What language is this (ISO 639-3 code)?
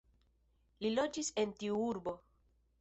epo